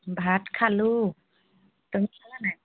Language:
Assamese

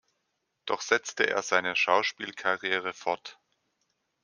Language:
German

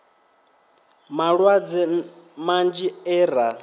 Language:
Venda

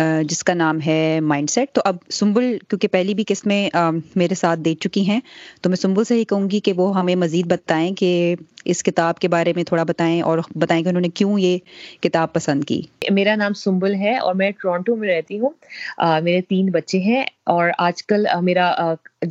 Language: Urdu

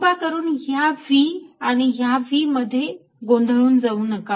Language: Marathi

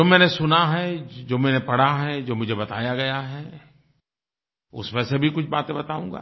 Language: Hindi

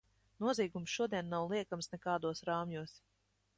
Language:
Latvian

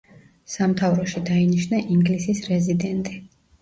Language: Georgian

